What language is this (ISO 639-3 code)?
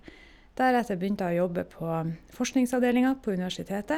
nor